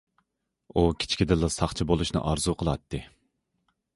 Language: Uyghur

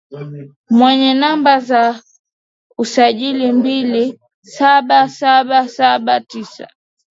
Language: Swahili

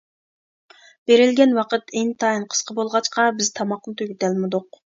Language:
Uyghur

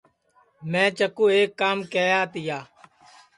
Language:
Sansi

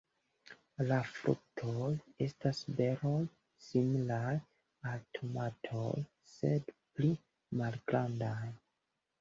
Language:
Esperanto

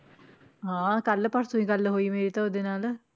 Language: Punjabi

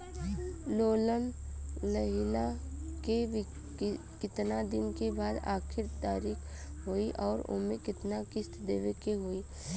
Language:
Bhojpuri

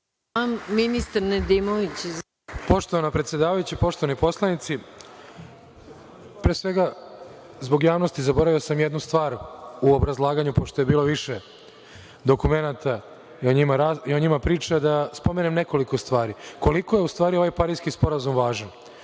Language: Serbian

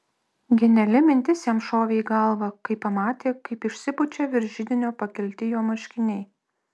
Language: Lithuanian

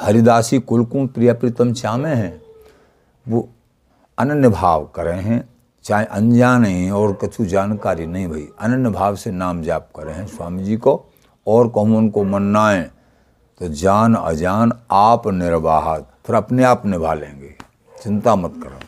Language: Hindi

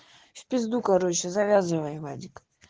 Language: Russian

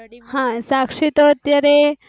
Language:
Gujarati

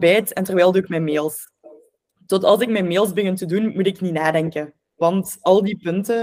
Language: Dutch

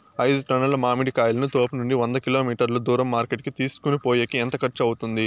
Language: Telugu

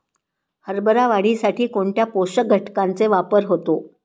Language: Marathi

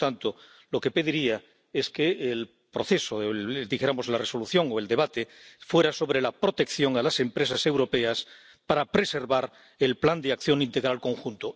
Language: Spanish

